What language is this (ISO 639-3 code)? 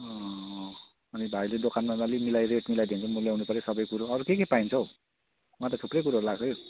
nep